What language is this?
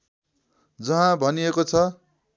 Nepali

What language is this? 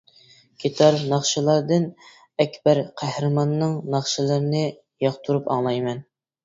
Uyghur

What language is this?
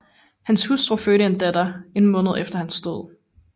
Danish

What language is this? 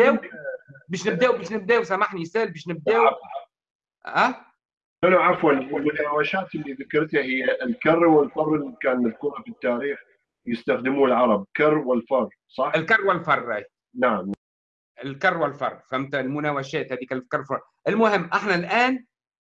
Arabic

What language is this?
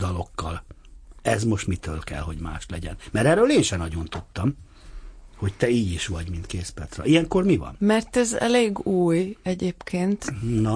Hungarian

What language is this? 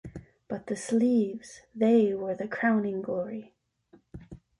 English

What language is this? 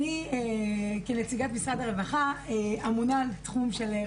Hebrew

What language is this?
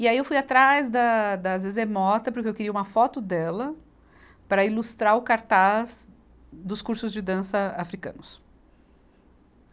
Portuguese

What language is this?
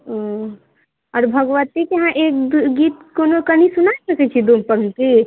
Maithili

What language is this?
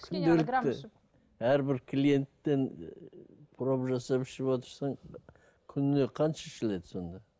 Kazakh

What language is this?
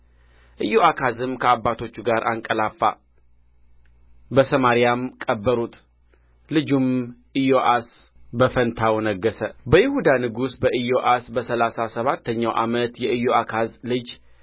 Amharic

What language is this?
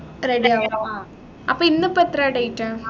Malayalam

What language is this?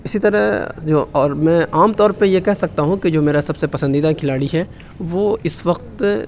Urdu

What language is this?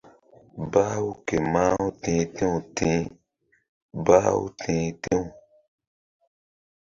Mbum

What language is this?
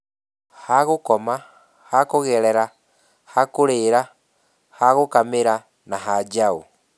Kikuyu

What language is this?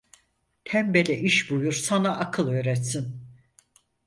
Turkish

